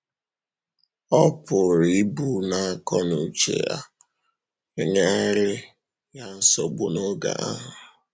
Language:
Igbo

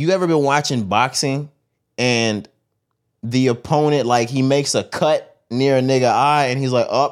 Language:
English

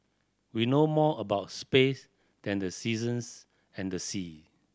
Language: English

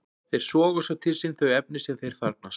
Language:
Icelandic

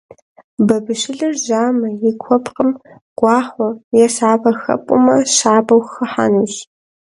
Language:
Kabardian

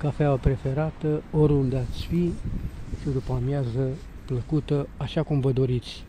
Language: Romanian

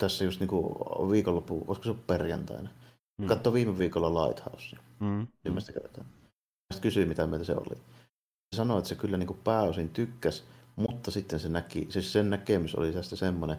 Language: Finnish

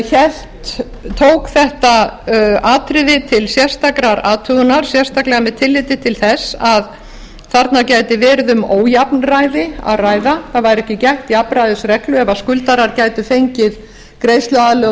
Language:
Icelandic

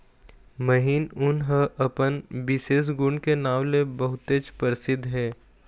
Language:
Chhattisgarhi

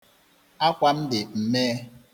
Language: Igbo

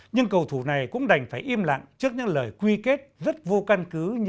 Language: Vietnamese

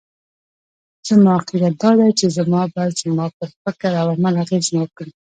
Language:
Pashto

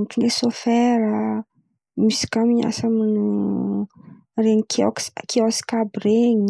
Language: Antankarana Malagasy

